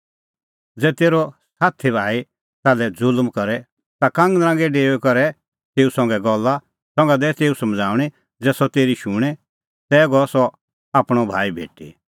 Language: Kullu Pahari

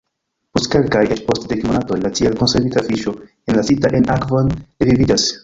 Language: Esperanto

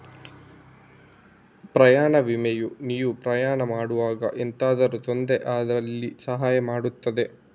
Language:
Kannada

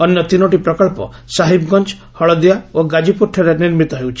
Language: Odia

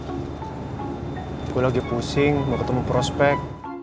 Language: Indonesian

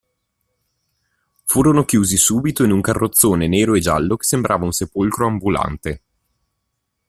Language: Italian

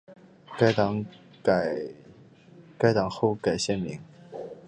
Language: Chinese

